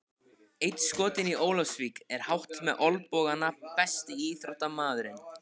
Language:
Icelandic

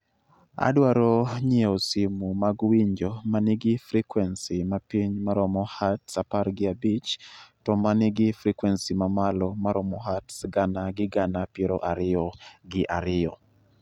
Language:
Luo (Kenya and Tanzania)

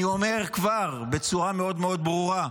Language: Hebrew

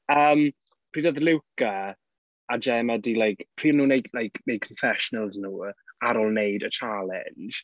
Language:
Welsh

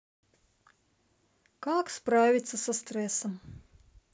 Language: Russian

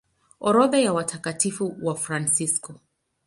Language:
Swahili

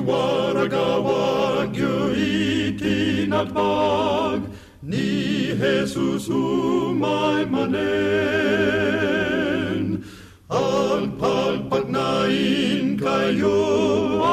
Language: Filipino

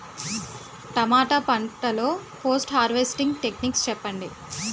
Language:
Telugu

